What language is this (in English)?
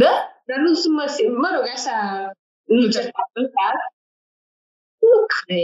Romanian